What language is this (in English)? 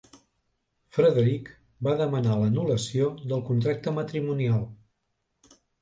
Catalan